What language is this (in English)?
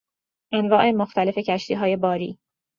Persian